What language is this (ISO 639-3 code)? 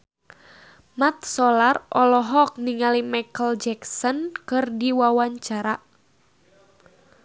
sun